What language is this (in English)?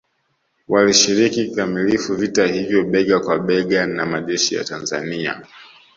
Swahili